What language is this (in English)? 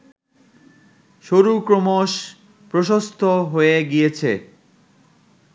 Bangla